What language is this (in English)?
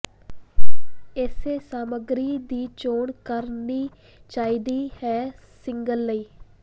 Punjabi